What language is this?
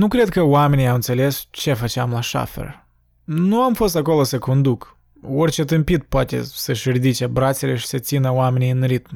Romanian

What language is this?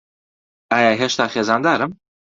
Central Kurdish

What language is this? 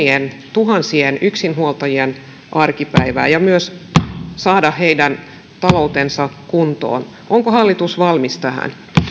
Finnish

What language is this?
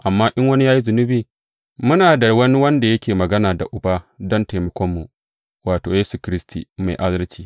Hausa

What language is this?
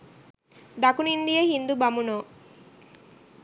Sinhala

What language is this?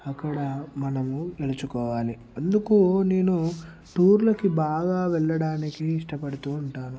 Telugu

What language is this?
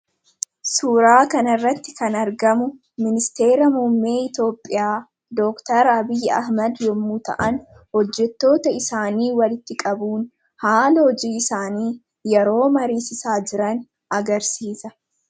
Oromo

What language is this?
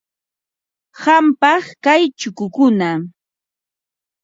Ambo-Pasco Quechua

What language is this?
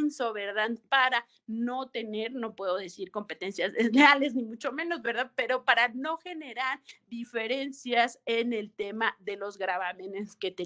Spanish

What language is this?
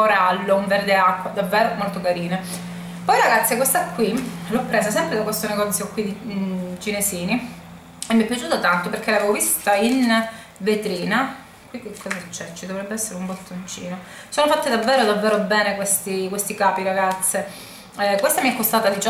Italian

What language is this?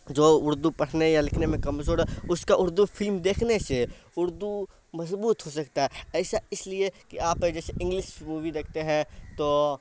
Urdu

